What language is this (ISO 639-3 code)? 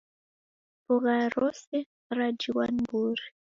dav